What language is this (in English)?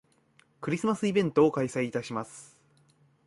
Japanese